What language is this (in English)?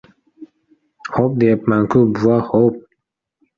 Uzbek